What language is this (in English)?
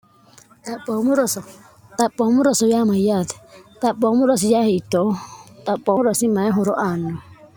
Sidamo